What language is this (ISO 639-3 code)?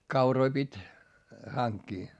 fin